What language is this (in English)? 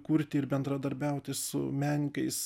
Lithuanian